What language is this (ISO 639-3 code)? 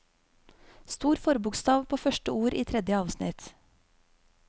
nor